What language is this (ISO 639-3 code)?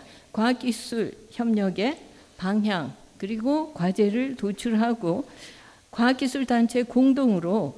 kor